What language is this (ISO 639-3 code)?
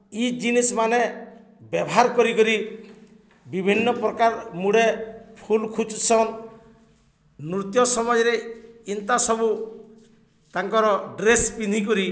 ori